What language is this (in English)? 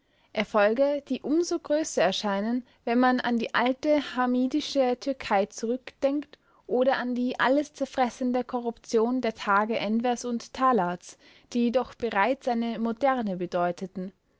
German